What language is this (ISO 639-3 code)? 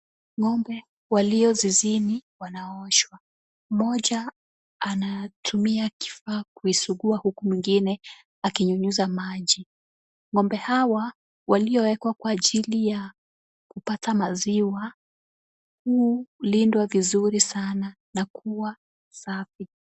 swa